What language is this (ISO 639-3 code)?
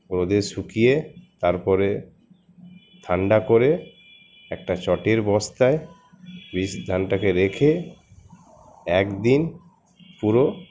ben